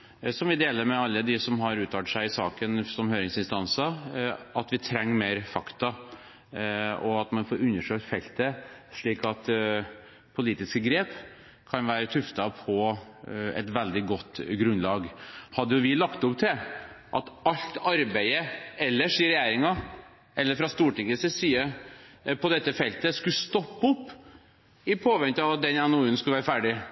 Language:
Norwegian Bokmål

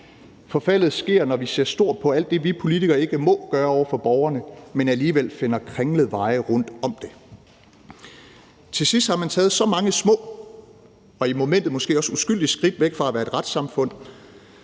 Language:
Danish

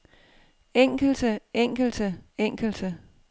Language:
Danish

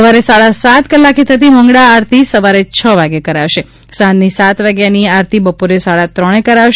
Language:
Gujarati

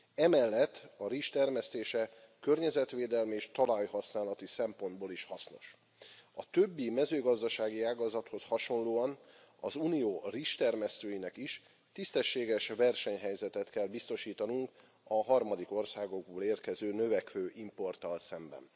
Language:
Hungarian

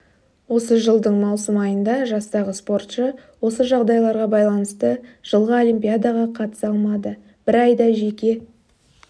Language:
Kazakh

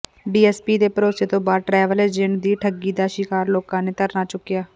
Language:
Punjabi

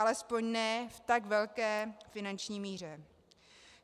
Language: Czech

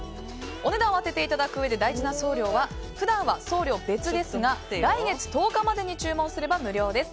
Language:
Japanese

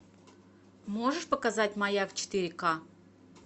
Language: Russian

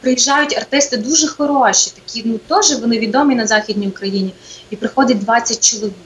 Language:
Ukrainian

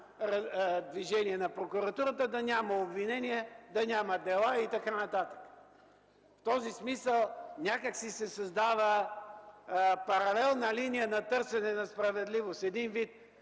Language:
Bulgarian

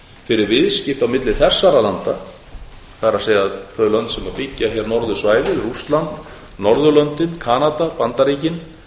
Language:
Icelandic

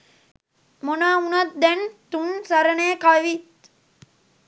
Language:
Sinhala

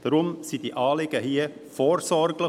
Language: Swiss German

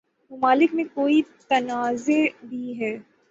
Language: Urdu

